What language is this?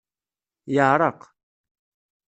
Kabyle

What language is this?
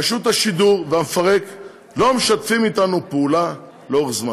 Hebrew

